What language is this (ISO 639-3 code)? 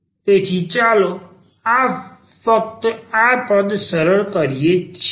guj